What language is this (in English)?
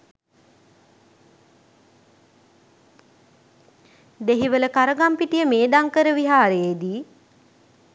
Sinhala